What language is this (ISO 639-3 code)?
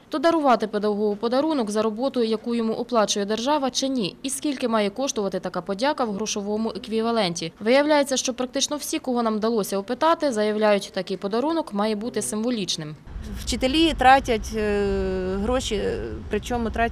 ukr